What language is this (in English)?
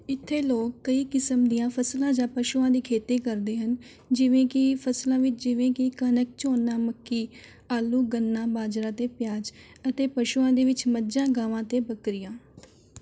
Punjabi